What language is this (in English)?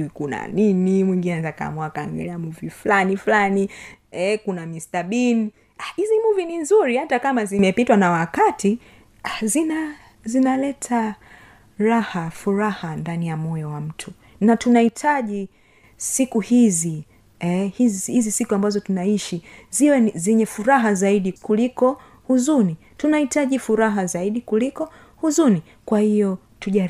Swahili